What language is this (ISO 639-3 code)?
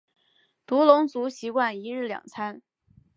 zho